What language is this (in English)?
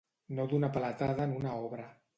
Catalan